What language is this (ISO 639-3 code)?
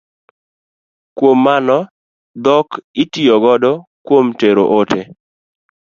luo